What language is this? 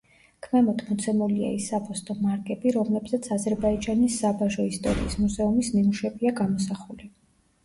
Georgian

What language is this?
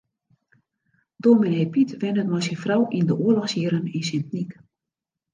Western Frisian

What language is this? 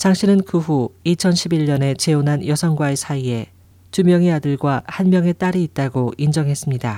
Korean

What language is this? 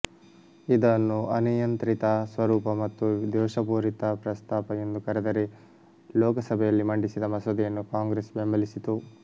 Kannada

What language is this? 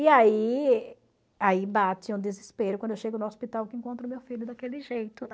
Portuguese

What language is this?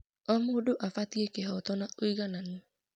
Kikuyu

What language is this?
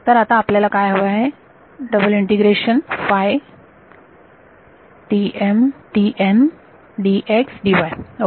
Marathi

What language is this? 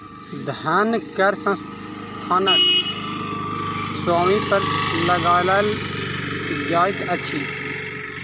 Maithili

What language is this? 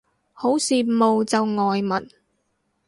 Cantonese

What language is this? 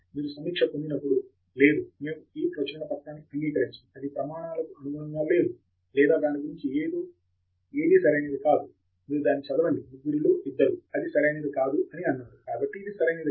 Telugu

